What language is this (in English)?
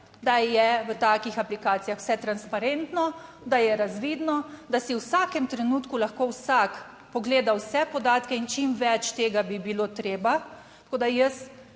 Slovenian